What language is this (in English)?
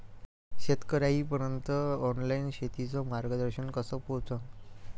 Marathi